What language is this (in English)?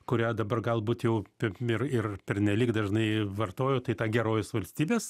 Lithuanian